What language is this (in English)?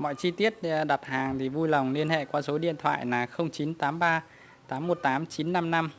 Vietnamese